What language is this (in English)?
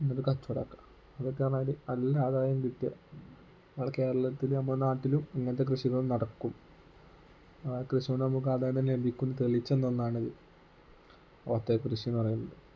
Malayalam